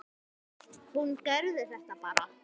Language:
Icelandic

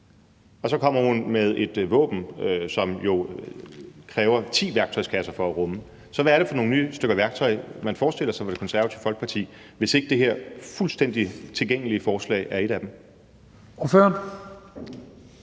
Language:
Danish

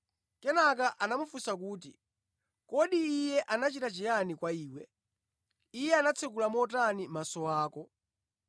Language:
Nyanja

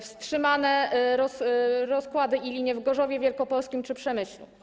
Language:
Polish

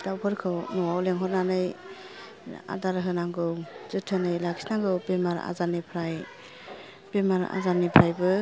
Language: Bodo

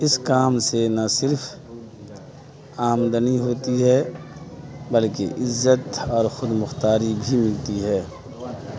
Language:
Urdu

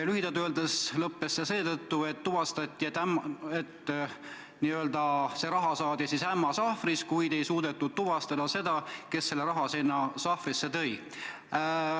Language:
Estonian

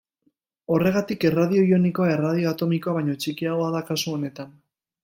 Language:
Basque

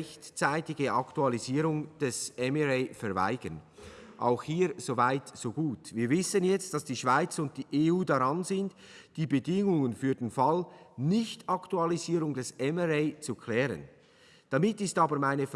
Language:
German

